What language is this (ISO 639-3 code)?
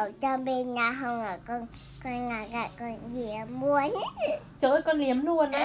vie